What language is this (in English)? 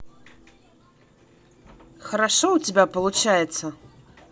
Russian